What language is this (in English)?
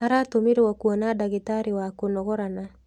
Kikuyu